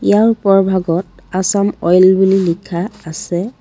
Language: Assamese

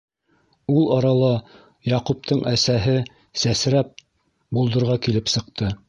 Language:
Bashkir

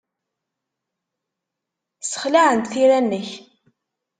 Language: Kabyle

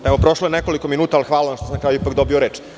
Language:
Serbian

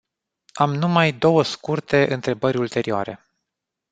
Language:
Romanian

